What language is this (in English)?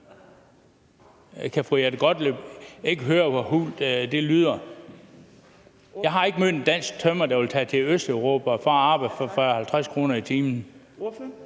Danish